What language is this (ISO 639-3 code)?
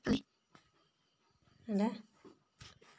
kan